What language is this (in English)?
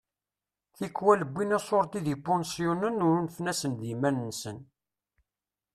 Kabyle